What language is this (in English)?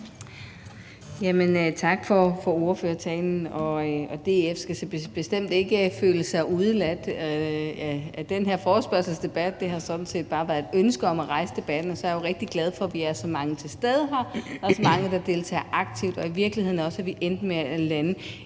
Danish